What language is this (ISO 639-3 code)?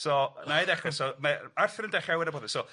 cym